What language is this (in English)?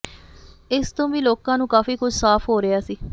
Punjabi